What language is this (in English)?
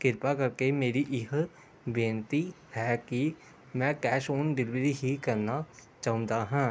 Punjabi